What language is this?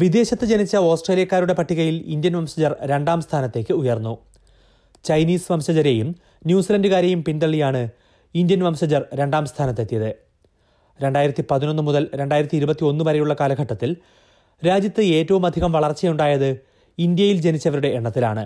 Malayalam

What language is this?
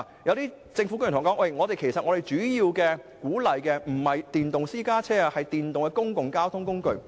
Cantonese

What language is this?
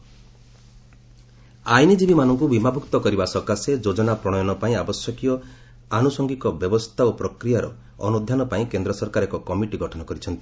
Odia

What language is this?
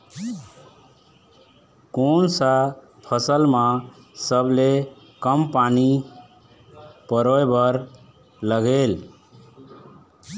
Chhattisgarhi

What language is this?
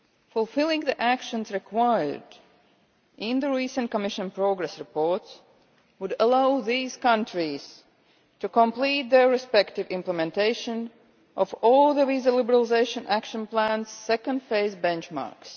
English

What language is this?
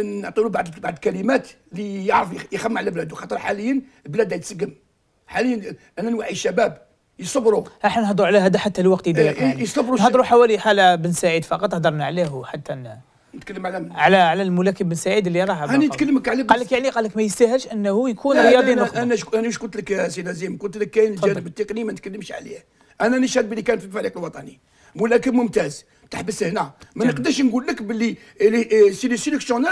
Arabic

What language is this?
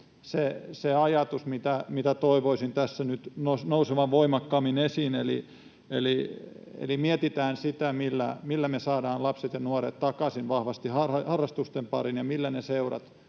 Finnish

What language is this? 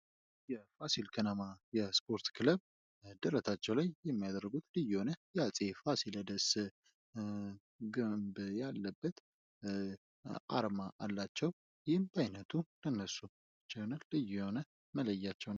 Amharic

